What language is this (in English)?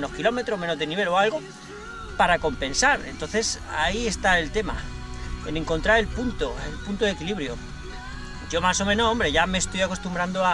Spanish